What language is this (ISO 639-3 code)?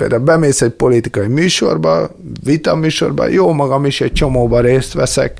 hun